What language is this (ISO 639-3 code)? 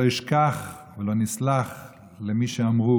heb